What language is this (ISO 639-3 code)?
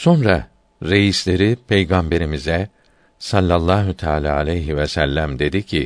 tur